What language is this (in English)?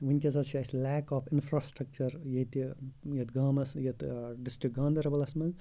Kashmiri